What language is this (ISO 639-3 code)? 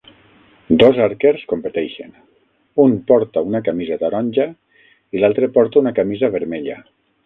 cat